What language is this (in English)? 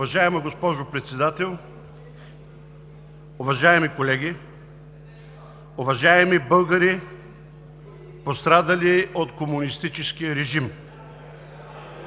Bulgarian